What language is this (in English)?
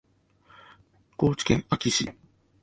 Japanese